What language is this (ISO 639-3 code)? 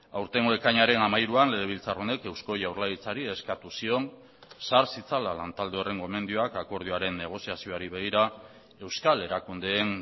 eus